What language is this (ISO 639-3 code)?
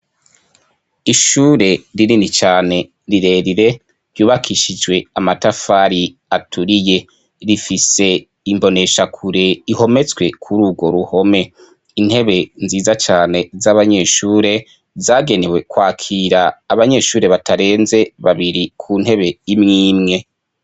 run